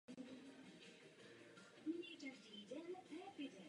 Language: Czech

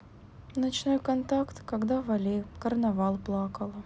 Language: Russian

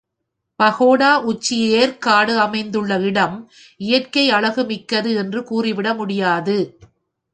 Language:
Tamil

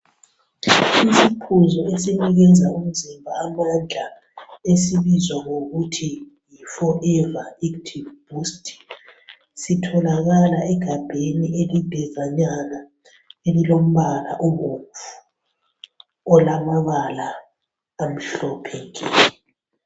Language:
North Ndebele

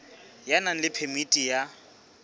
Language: Southern Sotho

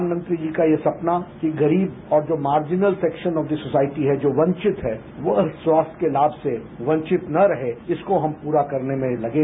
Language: Hindi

